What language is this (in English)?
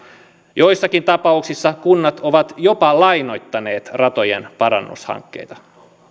Finnish